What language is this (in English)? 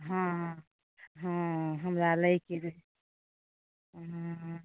Maithili